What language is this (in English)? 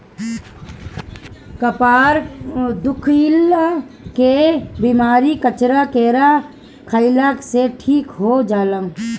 Bhojpuri